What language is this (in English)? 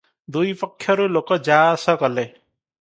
Odia